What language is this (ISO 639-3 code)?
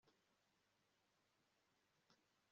kin